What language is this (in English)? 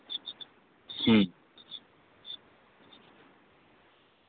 Santali